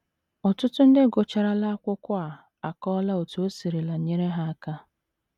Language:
Igbo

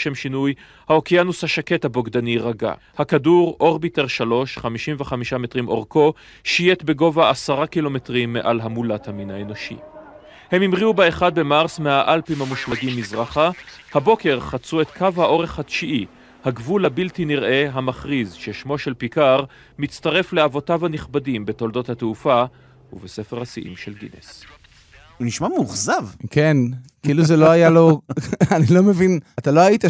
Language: Hebrew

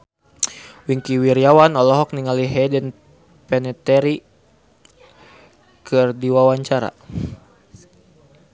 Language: Sundanese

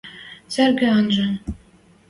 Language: Western Mari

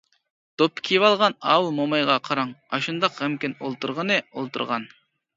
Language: Uyghur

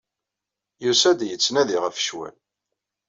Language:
Kabyle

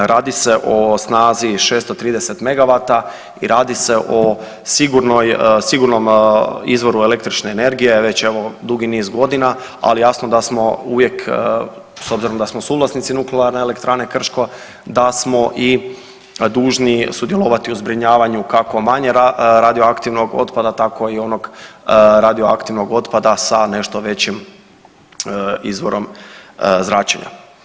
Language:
Croatian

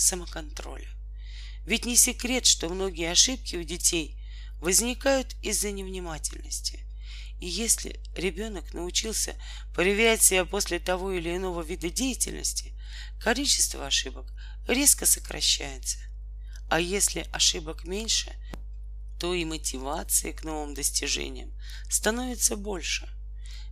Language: Russian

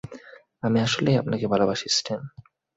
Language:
Bangla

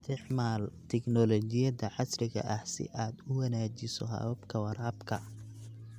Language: Somali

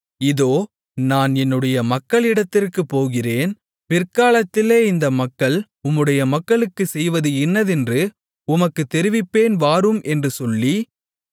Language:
Tamil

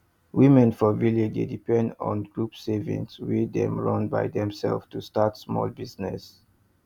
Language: Nigerian Pidgin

